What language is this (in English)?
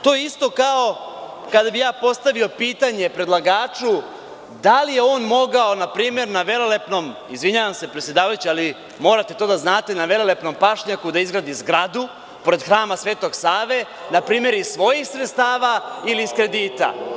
Serbian